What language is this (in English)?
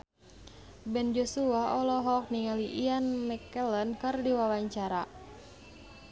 Sundanese